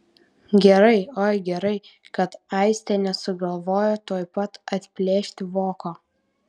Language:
Lithuanian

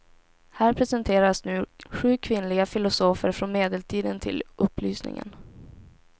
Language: Swedish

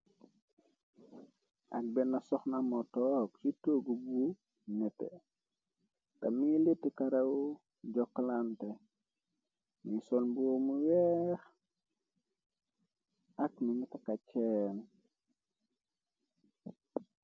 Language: Wolof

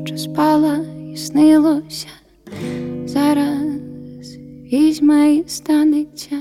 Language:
Ukrainian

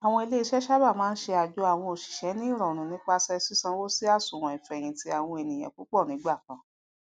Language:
Yoruba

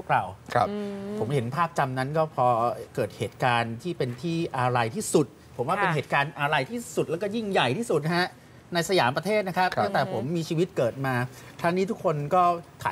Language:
Thai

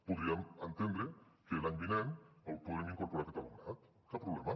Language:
Catalan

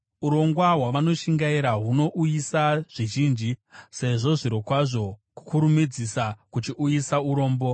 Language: Shona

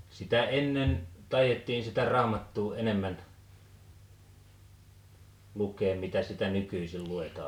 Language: Finnish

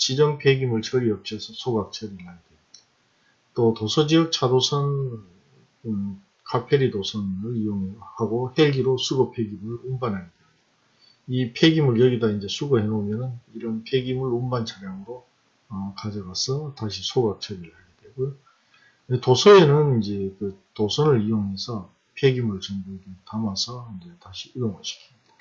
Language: Korean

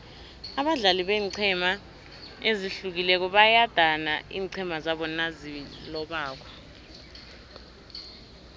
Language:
South Ndebele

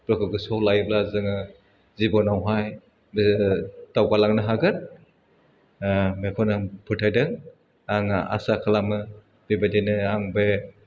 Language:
Bodo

